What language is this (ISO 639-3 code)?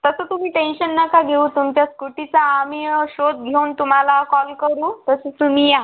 mar